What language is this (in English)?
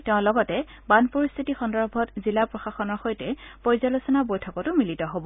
Assamese